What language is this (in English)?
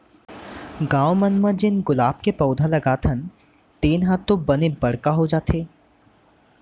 Chhattisgarhi